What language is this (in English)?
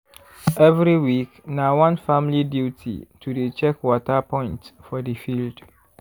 Nigerian Pidgin